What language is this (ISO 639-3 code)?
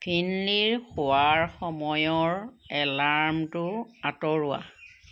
asm